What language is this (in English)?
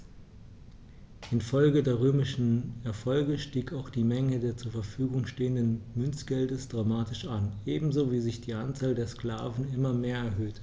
German